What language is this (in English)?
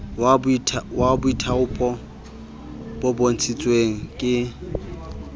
Southern Sotho